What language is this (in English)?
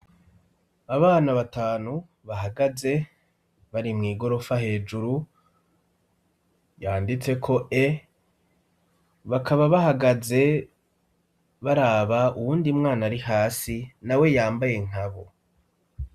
Rundi